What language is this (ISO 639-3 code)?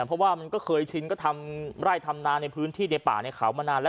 tha